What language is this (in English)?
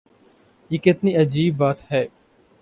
Urdu